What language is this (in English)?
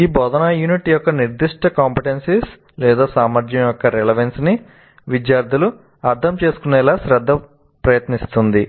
Telugu